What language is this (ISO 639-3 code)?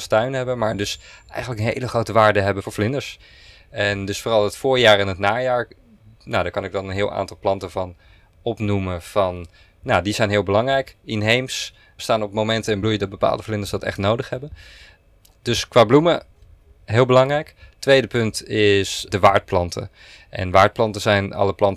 nld